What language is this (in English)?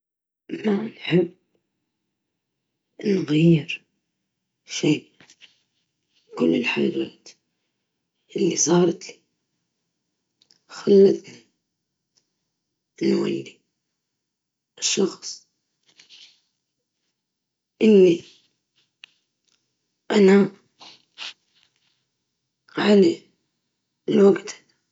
Libyan Arabic